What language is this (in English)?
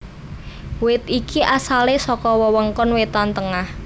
Javanese